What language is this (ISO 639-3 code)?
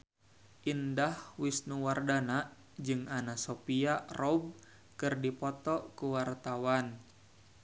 sun